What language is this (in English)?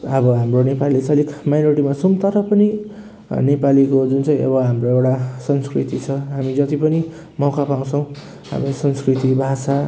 Nepali